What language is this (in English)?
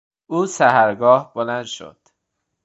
Persian